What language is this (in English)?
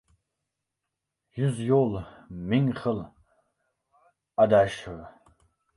Uzbek